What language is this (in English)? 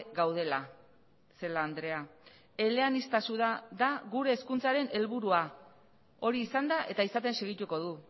Basque